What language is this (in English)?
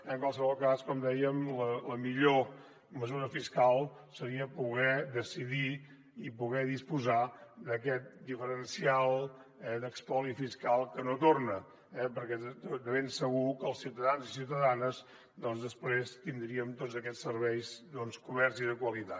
Catalan